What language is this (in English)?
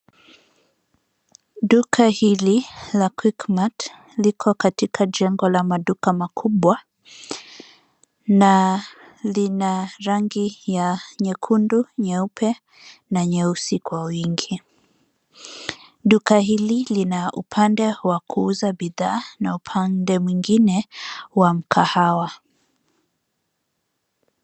Swahili